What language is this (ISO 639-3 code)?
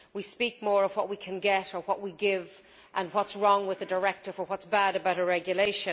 eng